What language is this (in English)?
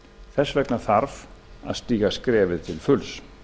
Icelandic